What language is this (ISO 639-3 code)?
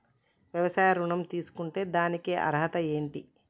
tel